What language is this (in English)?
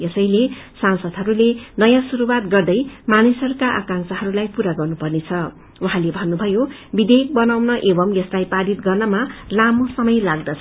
Nepali